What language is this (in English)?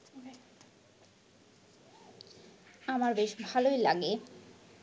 Bangla